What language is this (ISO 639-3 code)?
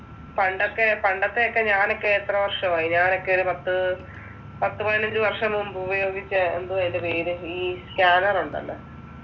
mal